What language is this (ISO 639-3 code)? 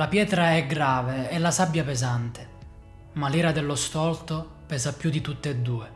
ita